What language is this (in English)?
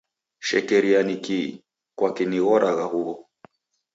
Taita